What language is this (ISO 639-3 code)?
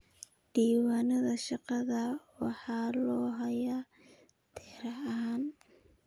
som